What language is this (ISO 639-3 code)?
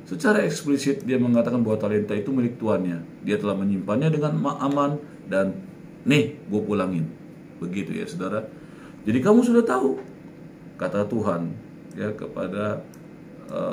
ind